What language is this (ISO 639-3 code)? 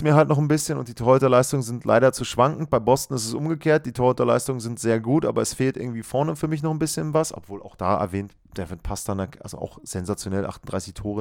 deu